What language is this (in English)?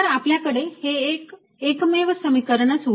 Marathi